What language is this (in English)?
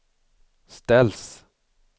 Swedish